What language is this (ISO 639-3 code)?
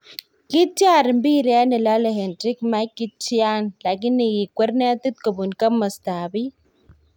kln